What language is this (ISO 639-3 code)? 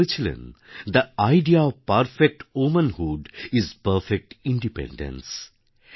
ben